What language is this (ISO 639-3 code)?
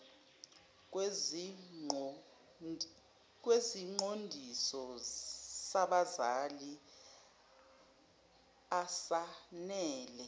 zul